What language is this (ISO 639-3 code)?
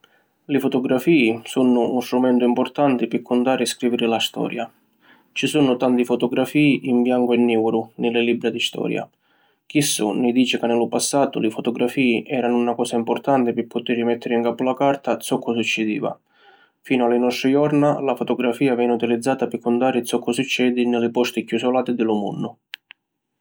scn